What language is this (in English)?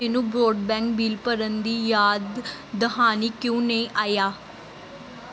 Punjabi